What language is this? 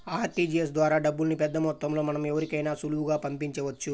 Telugu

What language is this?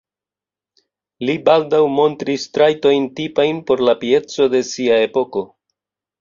Esperanto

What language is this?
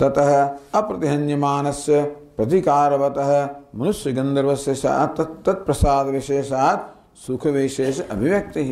Gujarati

